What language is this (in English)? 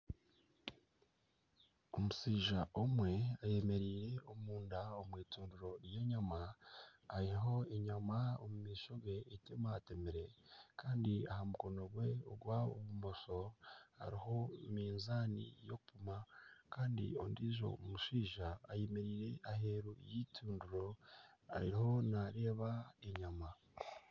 Nyankole